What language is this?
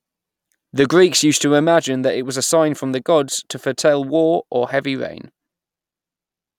English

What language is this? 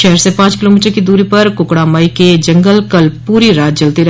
Hindi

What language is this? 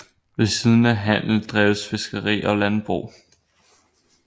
Danish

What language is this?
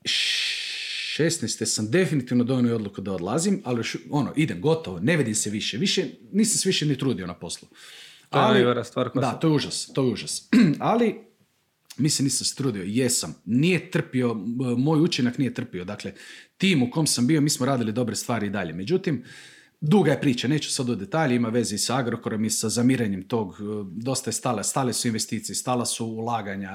Croatian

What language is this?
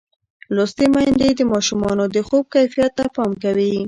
Pashto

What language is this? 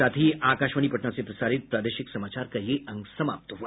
Hindi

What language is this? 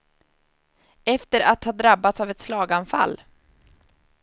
Swedish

